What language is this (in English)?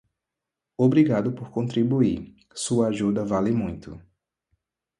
Portuguese